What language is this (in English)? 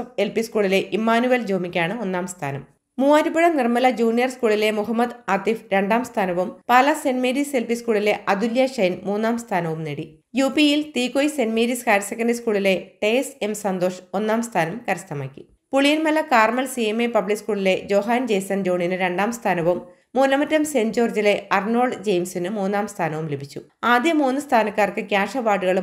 Malayalam